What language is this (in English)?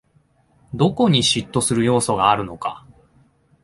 Japanese